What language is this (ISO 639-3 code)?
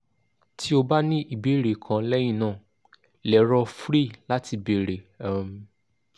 yor